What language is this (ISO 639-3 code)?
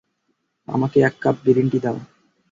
ben